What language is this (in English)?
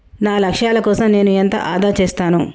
Telugu